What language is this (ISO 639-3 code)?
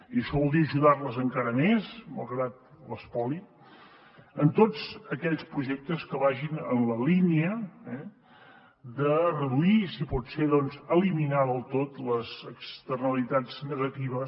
cat